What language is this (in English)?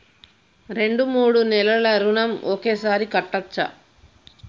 Telugu